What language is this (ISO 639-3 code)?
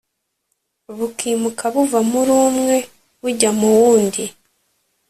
kin